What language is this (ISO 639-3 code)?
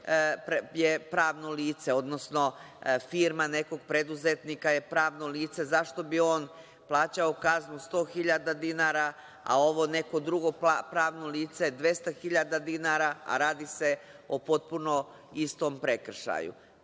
srp